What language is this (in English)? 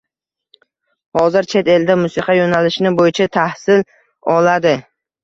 Uzbek